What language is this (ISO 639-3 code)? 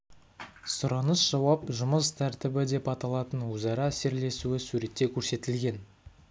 kaz